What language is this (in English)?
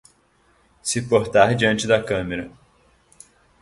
Portuguese